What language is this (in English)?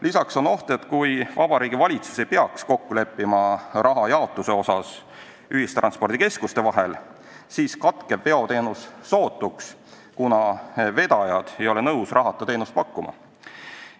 Estonian